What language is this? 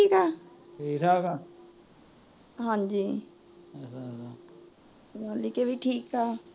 Punjabi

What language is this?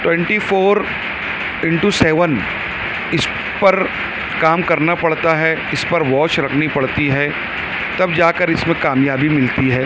Urdu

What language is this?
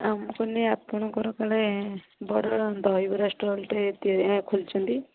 Odia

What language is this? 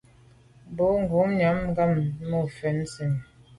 Medumba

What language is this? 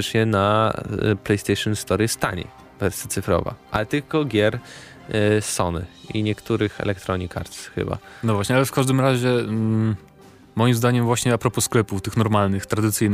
Polish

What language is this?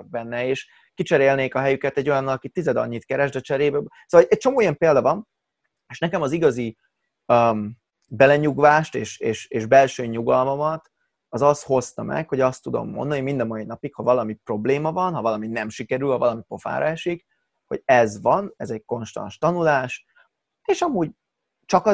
Hungarian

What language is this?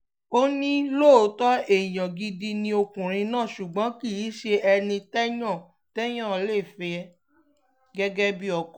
Yoruba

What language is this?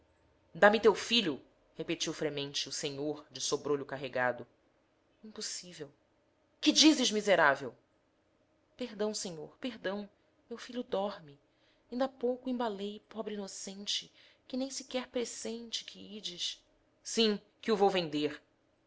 Portuguese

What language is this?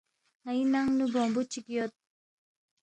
Balti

